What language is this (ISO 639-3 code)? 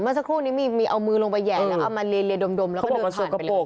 tha